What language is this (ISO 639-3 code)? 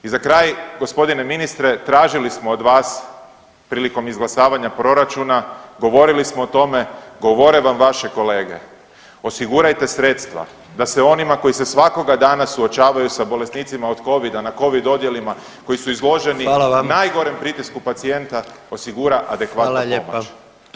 hrv